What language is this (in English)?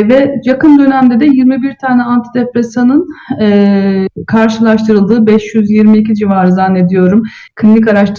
Turkish